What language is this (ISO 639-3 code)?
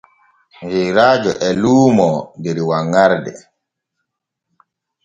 fue